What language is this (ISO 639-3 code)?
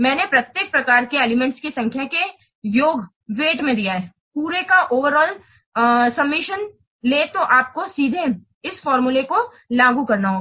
hin